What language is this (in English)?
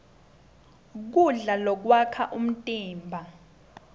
Swati